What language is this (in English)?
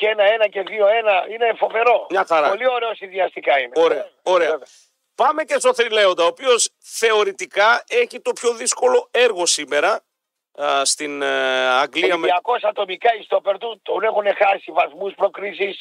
Greek